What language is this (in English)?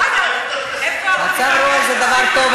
Hebrew